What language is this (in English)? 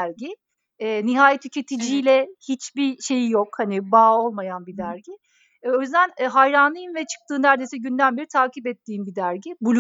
Turkish